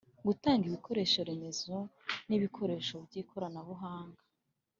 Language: Kinyarwanda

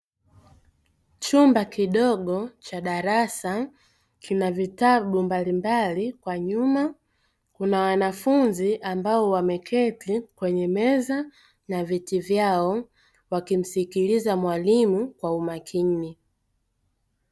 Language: Swahili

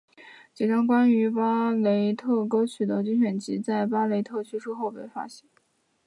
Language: Chinese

